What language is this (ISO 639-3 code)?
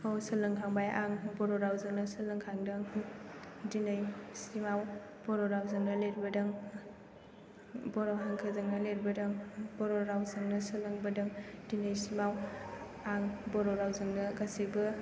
brx